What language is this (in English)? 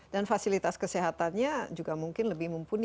Indonesian